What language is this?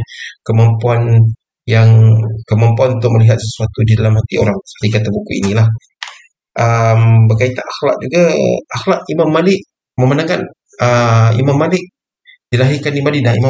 Malay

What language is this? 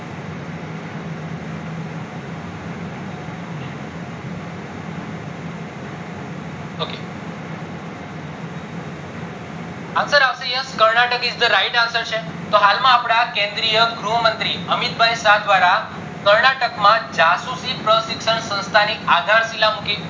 Gujarati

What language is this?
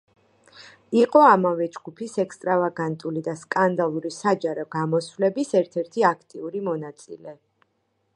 Georgian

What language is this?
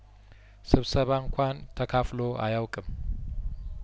Amharic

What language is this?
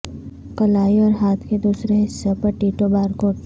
Urdu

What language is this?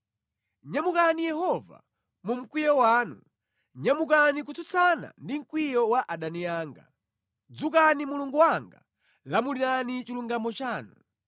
Nyanja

